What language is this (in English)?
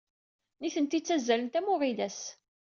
Kabyle